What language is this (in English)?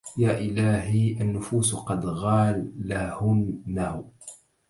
Arabic